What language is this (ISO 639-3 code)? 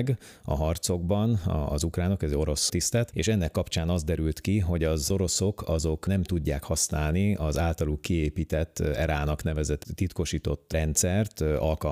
hun